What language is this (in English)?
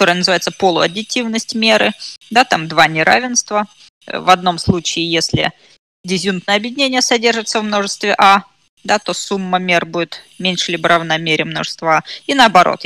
Russian